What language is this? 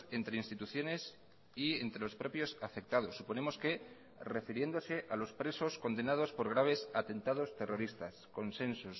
Spanish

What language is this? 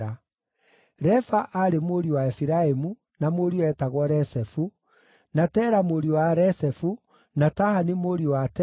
Kikuyu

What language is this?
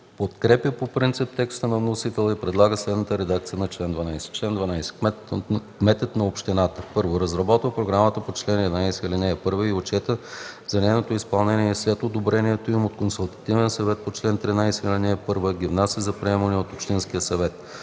Bulgarian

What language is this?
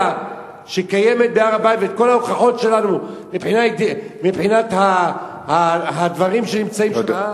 Hebrew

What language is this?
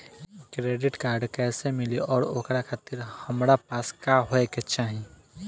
Bhojpuri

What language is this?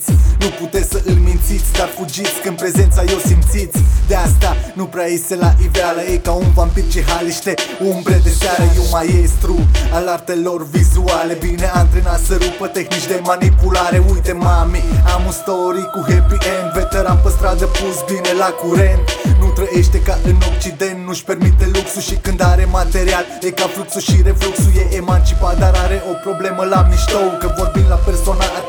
Romanian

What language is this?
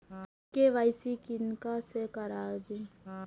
Maithili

